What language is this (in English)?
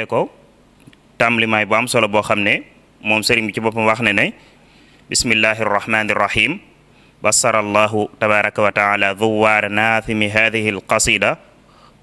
Indonesian